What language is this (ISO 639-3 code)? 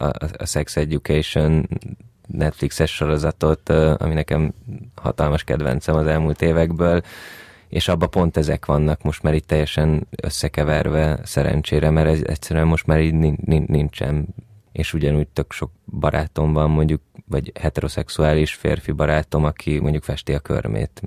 hun